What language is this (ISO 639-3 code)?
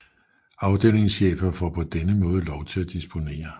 dan